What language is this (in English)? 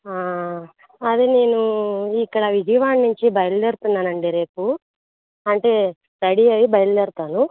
Telugu